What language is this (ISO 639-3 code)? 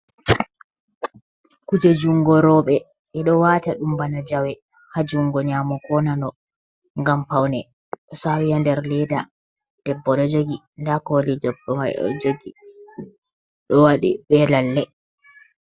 ful